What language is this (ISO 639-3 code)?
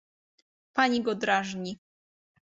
pol